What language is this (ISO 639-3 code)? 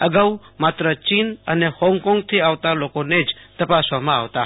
guj